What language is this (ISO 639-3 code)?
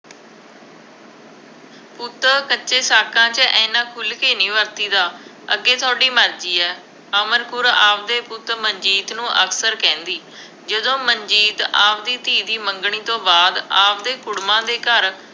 pan